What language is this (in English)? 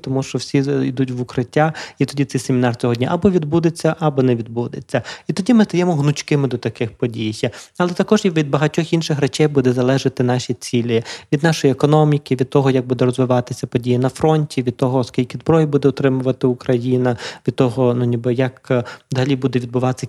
Ukrainian